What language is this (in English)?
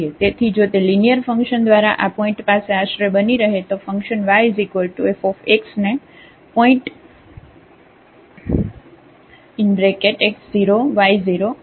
Gujarati